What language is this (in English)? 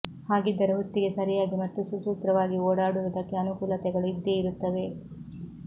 Kannada